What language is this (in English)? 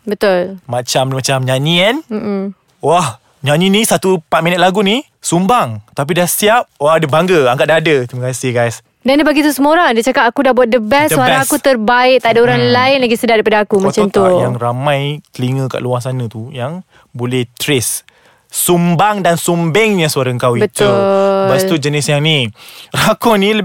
Malay